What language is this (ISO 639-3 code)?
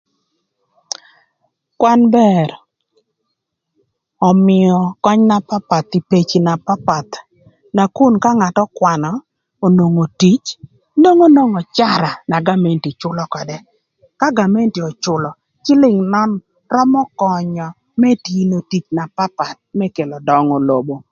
lth